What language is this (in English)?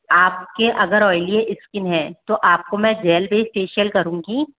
Hindi